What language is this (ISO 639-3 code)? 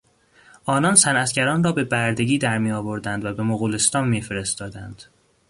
fas